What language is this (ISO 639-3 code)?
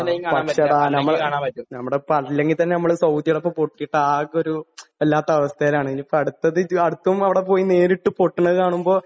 mal